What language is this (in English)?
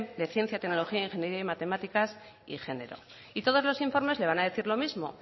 Spanish